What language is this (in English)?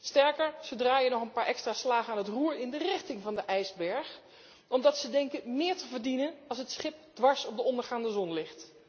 Dutch